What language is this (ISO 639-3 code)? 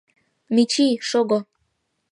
chm